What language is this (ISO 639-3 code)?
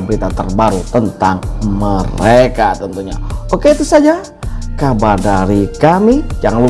ind